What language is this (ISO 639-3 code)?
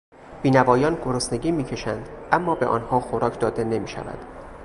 fas